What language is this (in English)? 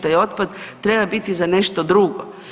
Croatian